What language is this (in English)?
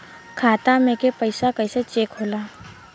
Bhojpuri